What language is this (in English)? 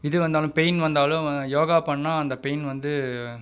Tamil